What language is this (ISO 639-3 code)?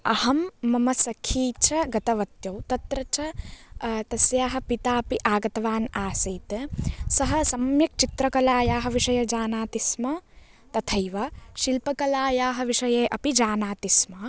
san